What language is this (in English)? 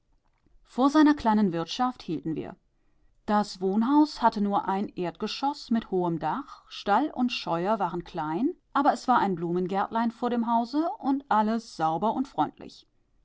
German